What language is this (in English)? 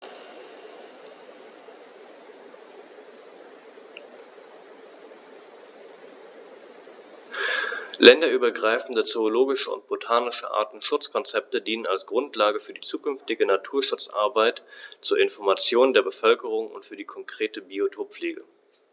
German